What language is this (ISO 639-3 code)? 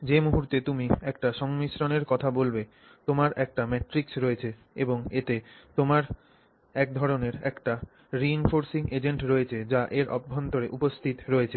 ben